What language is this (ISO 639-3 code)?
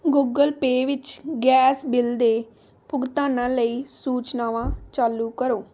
pan